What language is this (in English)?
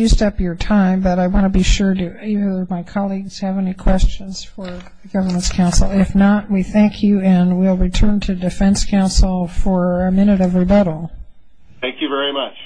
English